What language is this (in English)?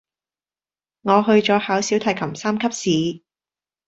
Cantonese